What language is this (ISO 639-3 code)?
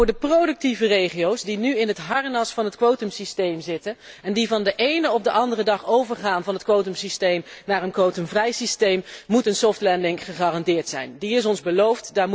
nld